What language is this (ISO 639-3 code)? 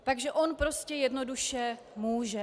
ces